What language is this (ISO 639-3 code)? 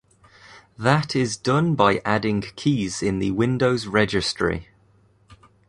eng